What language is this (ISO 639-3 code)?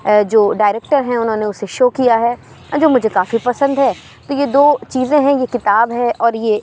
urd